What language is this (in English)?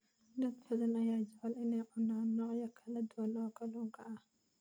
Somali